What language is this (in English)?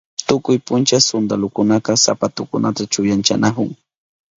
Southern Pastaza Quechua